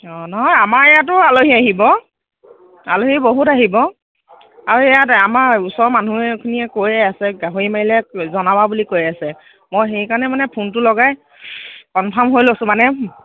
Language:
Assamese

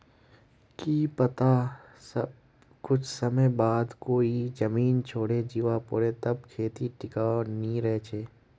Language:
Magahi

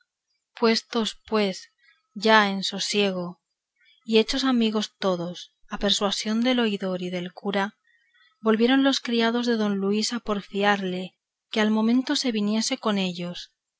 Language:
Spanish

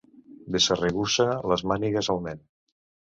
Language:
Catalan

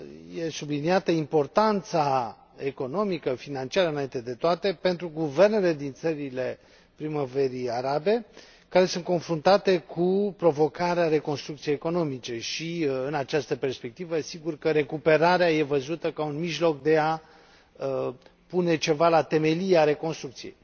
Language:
Romanian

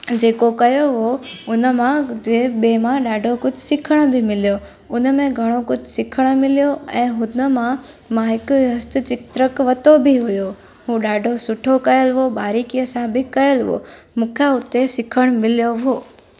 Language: Sindhi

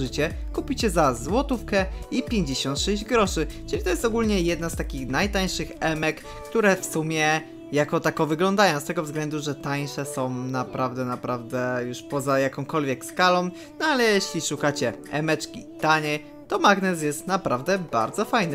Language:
Polish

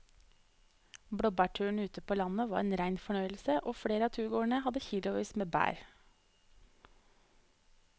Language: Norwegian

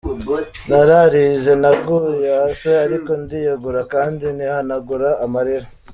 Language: Kinyarwanda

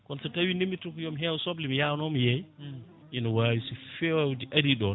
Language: Fula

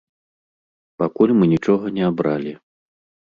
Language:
Belarusian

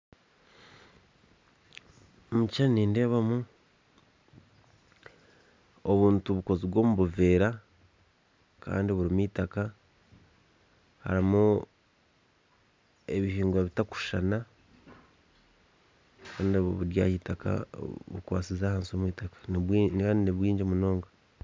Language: Nyankole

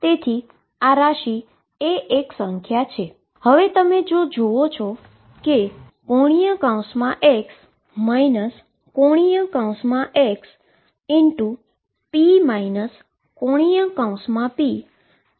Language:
Gujarati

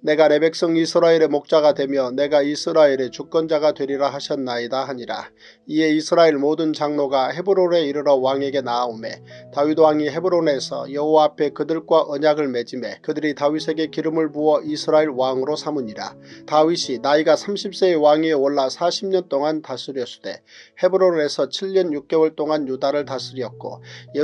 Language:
Korean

